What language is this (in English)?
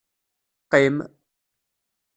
Kabyle